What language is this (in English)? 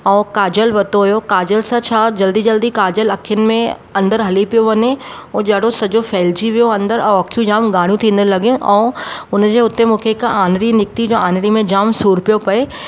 Sindhi